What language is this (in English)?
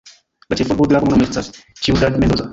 Esperanto